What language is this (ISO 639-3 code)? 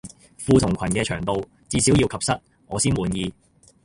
yue